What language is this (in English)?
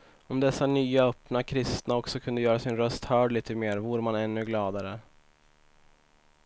Swedish